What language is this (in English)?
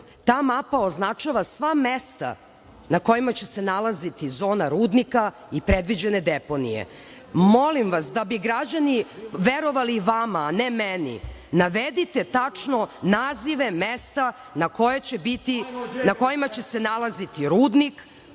Serbian